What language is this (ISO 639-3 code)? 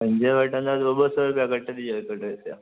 snd